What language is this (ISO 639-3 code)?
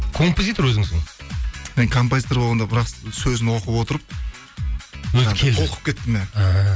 kaz